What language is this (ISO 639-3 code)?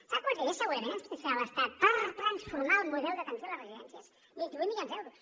cat